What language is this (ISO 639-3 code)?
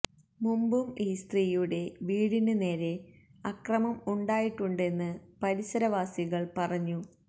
mal